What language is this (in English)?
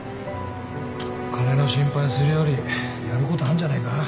Japanese